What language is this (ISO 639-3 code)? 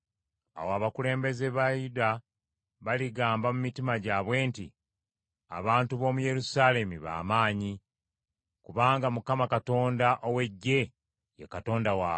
lug